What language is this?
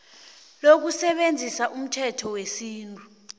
South Ndebele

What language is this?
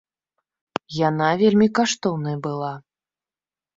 Belarusian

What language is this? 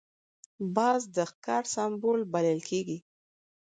Pashto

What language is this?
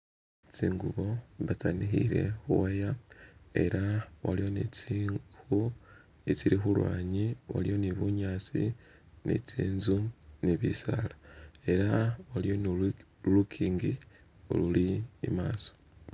Masaaba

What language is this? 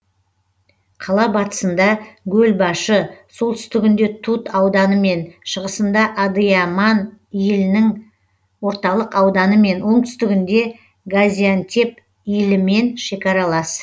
Kazakh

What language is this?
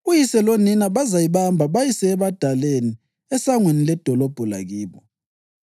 North Ndebele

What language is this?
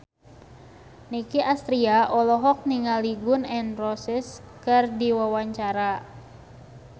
Sundanese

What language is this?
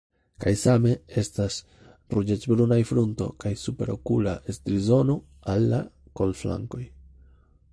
Esperanto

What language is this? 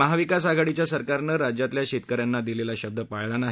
Marathi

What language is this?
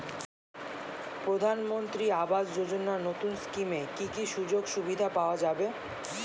Bangla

